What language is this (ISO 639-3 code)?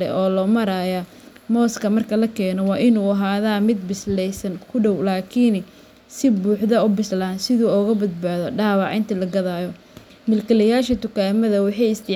som